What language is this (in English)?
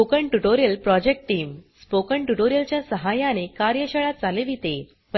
Marathi